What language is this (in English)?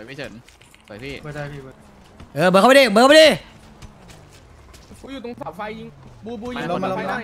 Thai